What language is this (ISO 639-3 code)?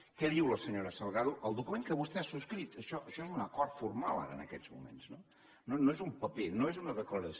cat